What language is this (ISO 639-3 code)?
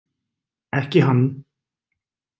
isl